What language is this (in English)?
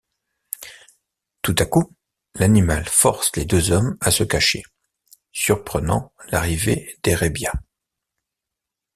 French